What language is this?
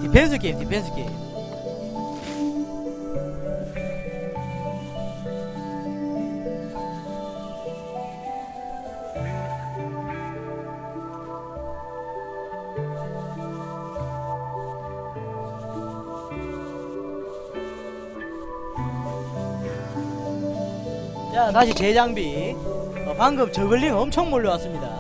Korean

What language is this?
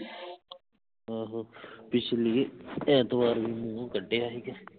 Punjabi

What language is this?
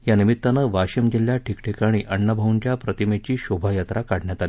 Marathi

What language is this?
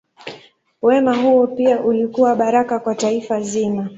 Swahili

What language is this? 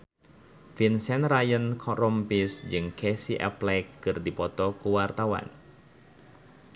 Sundanese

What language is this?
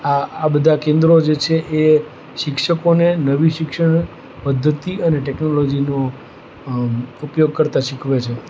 Gujarati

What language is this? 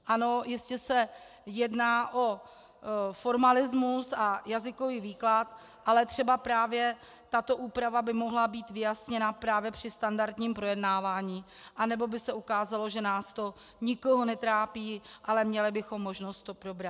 Czech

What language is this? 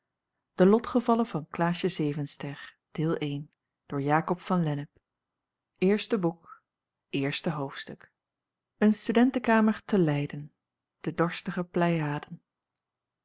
Dutch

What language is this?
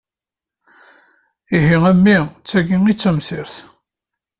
Kabyle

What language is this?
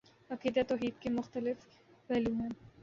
Urdu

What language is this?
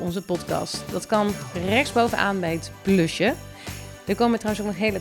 Dutch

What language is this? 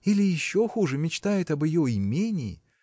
Russian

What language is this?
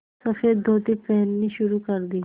Hindi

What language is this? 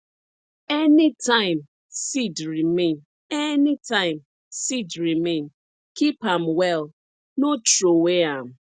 Nigerian Pidgin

